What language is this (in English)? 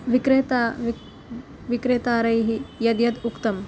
Sanskrit